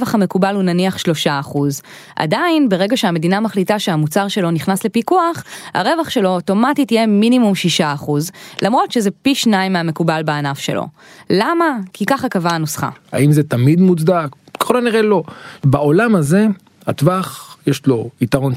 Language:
Hebrew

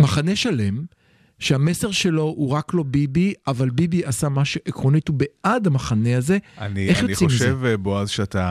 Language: Hebrew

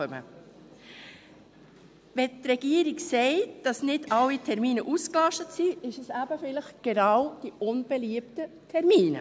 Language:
Swiss German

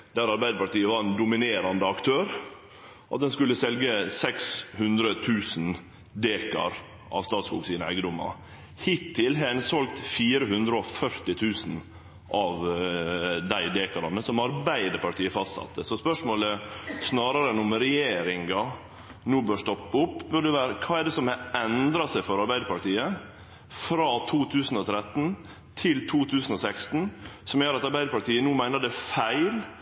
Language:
Norwegian Nynorsk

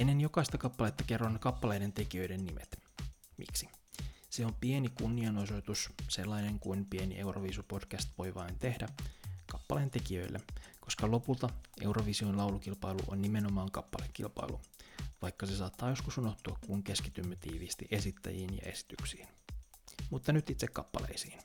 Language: Finnish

